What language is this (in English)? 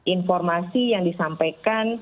Indonesian